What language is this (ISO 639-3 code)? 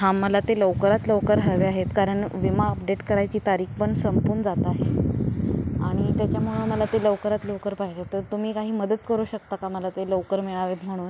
mar